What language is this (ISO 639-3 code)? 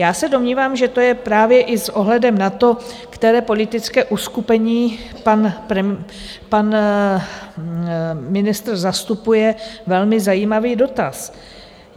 ces